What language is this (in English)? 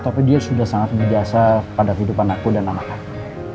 Indonesian